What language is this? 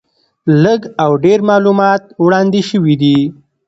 Pashto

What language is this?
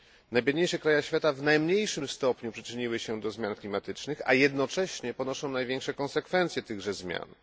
Polish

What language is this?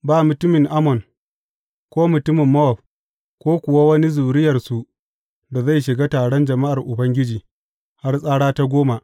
Hausa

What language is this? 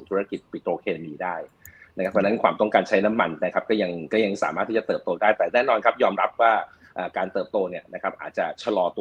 Thai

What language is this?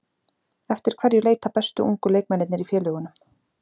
Icelandic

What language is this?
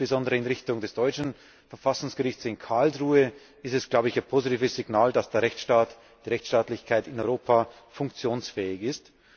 German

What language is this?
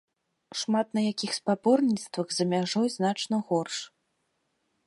Belarusian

